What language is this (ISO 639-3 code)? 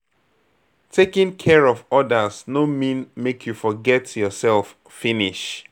pcm